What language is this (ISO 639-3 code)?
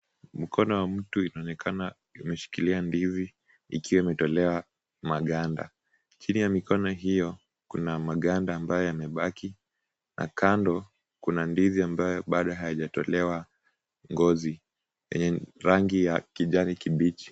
swa